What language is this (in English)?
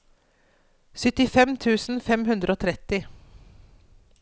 Norwegian